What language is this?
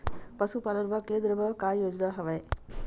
Chhattisgarhi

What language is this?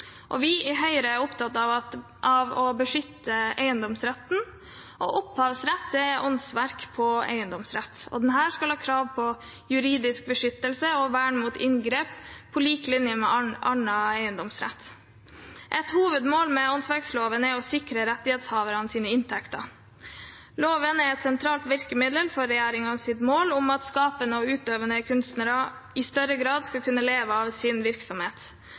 Norwegian Bokmål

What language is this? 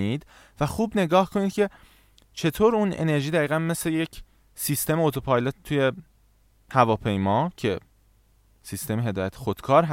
Persian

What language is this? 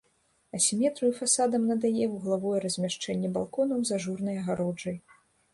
Belarusian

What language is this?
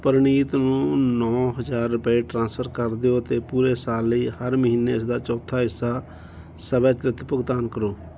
Punjabi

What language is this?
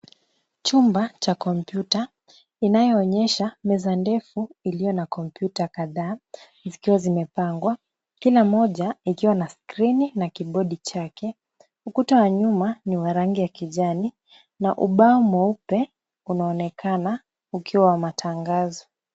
Swahili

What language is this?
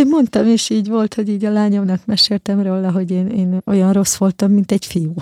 Hungarian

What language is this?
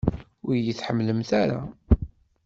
Kabyle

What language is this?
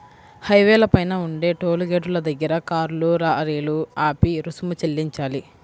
Telugu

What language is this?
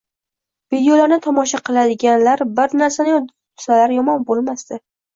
Uzbek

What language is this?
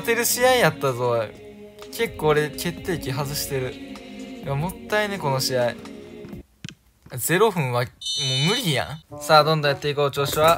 Japanese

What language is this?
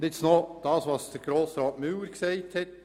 Swiss German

